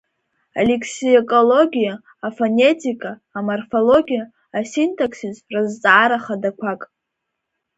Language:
Abkhazian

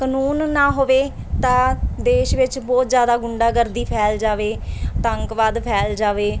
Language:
Punjabi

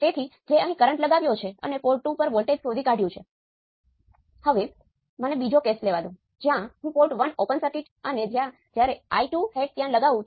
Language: Gujarati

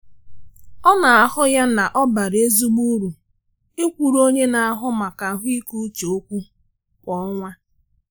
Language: Igbo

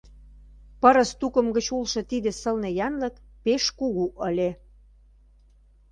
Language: Mari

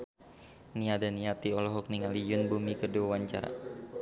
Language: Sundanese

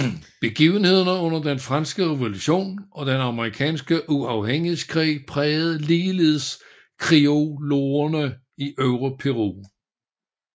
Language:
Danish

